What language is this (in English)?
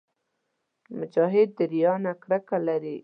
Pashto